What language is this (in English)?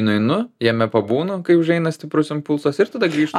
Lithuanian